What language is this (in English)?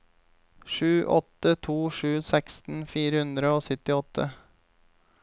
Norwegian